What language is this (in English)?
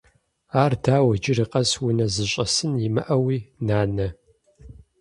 Kabardian